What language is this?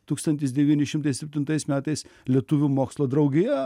Lithuanian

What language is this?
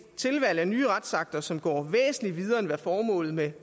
Danish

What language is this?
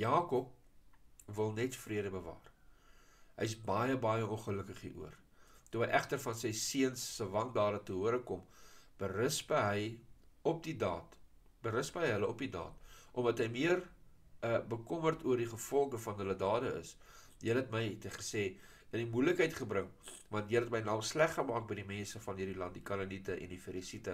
Dutch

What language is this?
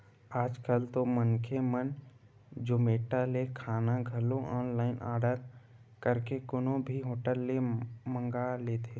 Chhattisgarhi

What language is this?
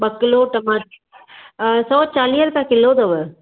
Sindhi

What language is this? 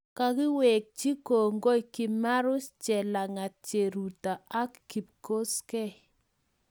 Kalenjin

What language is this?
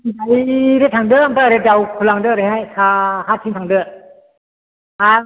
Bodo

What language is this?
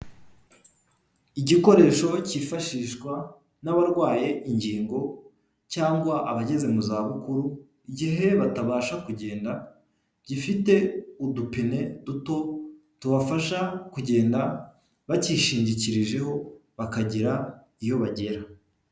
Kinyarwanda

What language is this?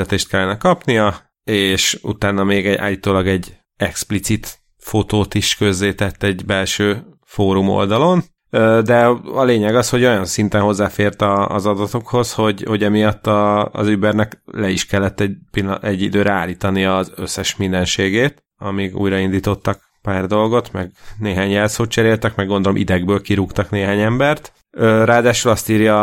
Hungarian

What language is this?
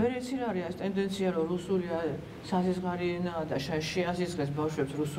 Turkish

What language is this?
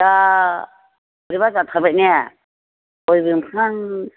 Bodo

